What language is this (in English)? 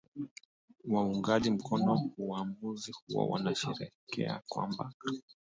Swahili